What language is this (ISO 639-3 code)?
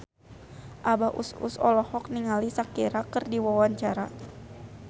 sun